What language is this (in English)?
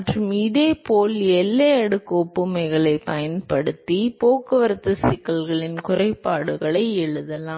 Tamil